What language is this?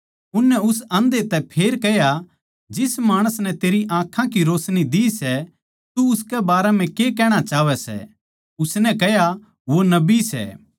Haryanvi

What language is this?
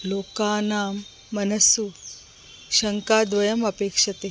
Sanskrit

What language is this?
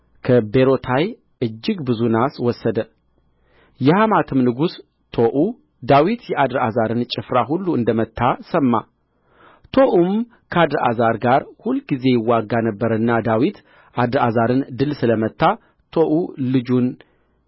Amharic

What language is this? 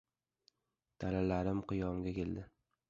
Uzbek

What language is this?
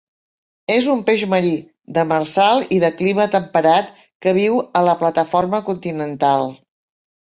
Catalan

